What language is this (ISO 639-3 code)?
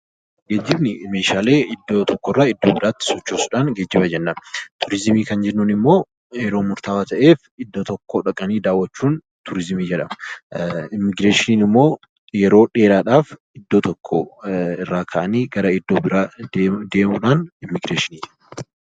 orm